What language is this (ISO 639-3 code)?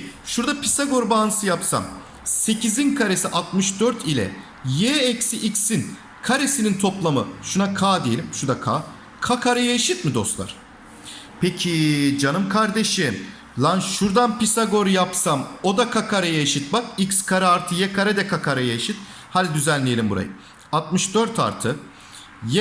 tur